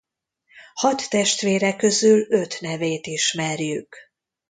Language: Hungarian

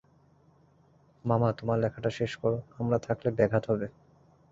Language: Bangla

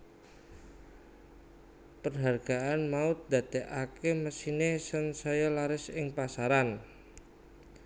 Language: Javanese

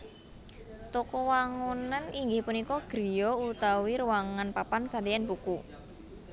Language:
Javanese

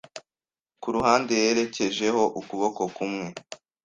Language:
Kinyarwanda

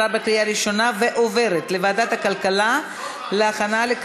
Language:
Hebrew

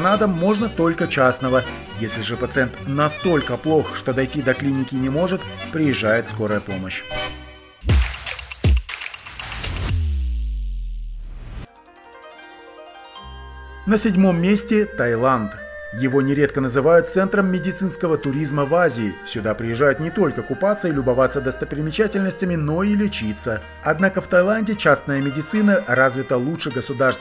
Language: Russian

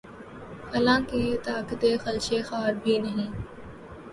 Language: Urdu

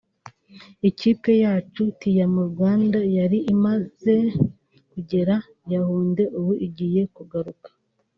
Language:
Kinyarwanda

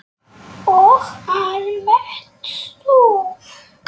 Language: Icelandic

